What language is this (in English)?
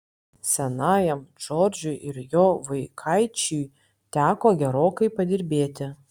Lithuanian